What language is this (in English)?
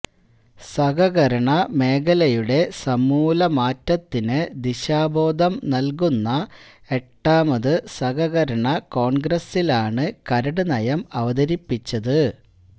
Malayalam